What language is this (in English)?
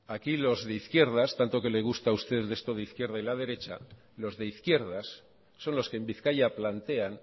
Spanish